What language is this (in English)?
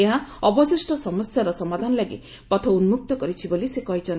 Odia